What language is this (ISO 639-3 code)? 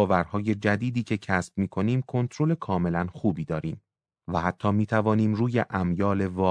fas